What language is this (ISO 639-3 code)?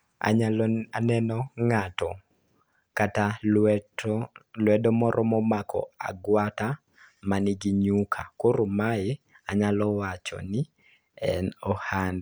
luo